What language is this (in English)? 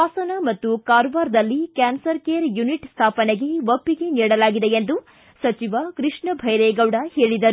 Kannada